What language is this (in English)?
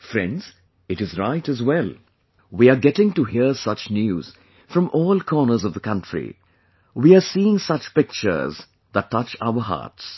English